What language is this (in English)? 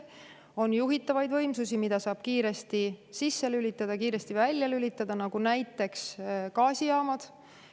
Estonian